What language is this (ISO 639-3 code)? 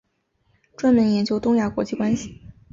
zho